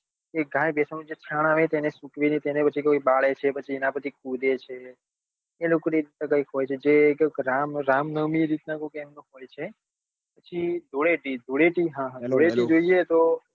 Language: Gujarati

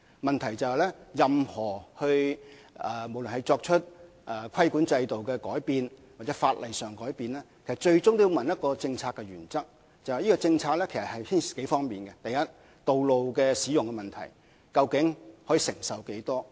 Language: Cantonese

